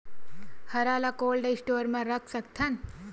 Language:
Chhattisgarhi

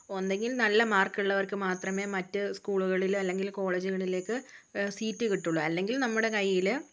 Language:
Malayalam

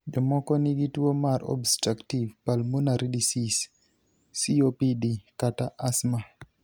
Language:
Luo (Kenya and Tanzania)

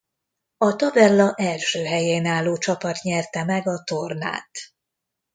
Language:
Hungarian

